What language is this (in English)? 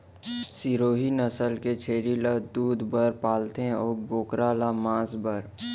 Chhattisgarhi